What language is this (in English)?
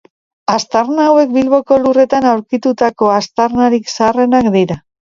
Basque